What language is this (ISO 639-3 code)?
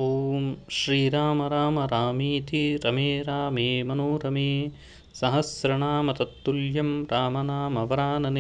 san